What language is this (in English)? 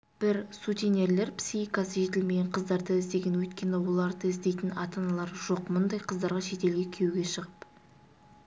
Kazakh